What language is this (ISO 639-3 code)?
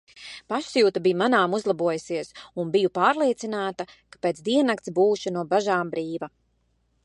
lav